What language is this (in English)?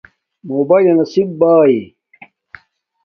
Domaaki